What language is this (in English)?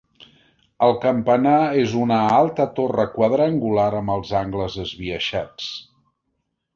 Catalan